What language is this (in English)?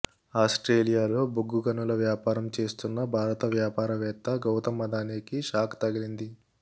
Telugu